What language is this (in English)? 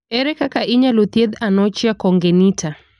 Luo (Kenya and Tanzania)